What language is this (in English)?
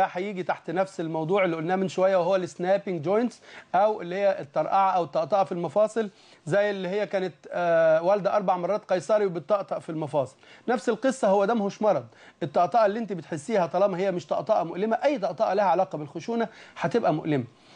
Arabic